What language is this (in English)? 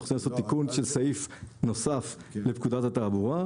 Hebrew